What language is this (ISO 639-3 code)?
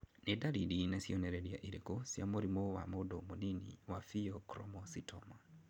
kik